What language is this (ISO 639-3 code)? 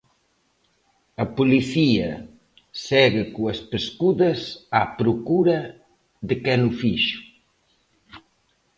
glg